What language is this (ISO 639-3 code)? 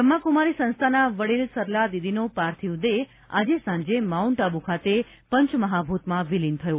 guj